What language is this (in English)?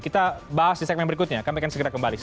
Indonesian